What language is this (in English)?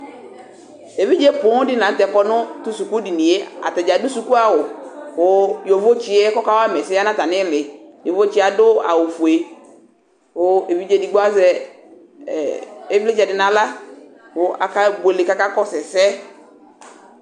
Ikposo